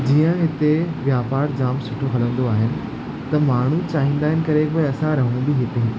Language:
Sindhi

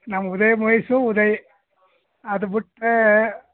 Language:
Kannada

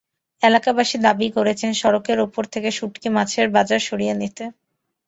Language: Bangla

